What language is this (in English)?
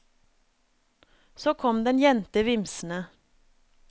Norwegian